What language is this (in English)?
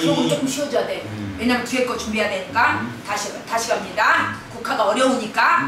Korean